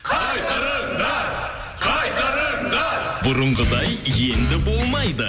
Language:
Kazakh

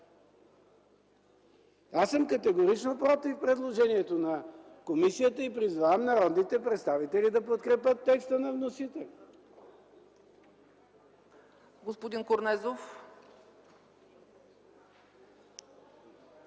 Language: Bulgarian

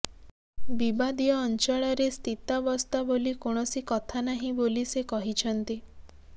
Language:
Odia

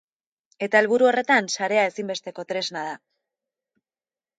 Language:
Basque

